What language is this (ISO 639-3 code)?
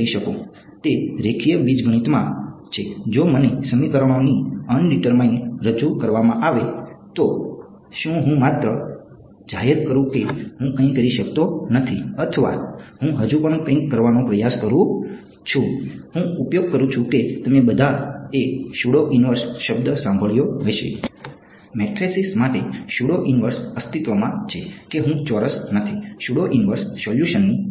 guj